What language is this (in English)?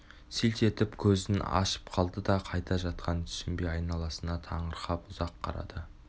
Kazakh